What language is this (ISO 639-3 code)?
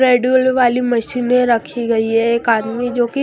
hin